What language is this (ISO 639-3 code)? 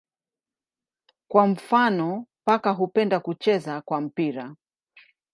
swa